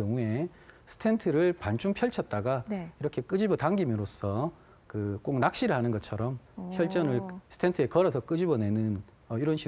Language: Korean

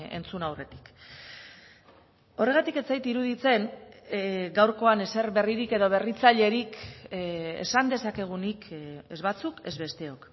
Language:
Basque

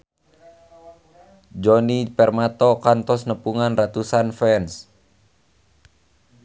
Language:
Sundanese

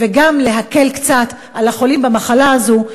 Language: Hebrew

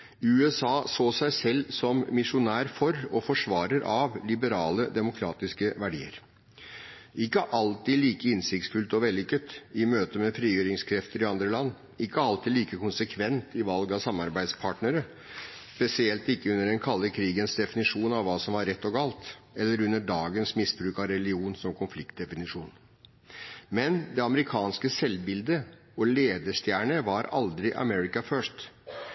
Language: Norwegian Bokmål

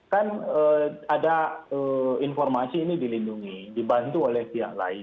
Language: Indonesian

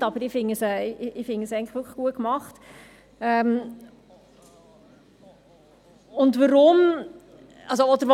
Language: Swiss German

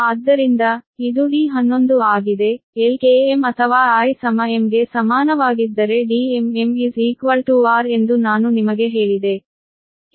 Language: Kannada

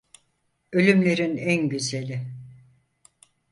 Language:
Turkish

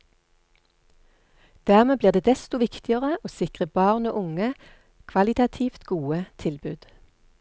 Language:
Norwegian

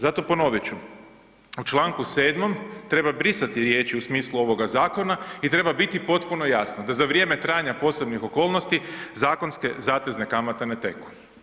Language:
Croatian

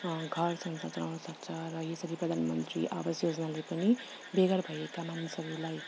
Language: Nepali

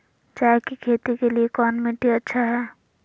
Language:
Magahi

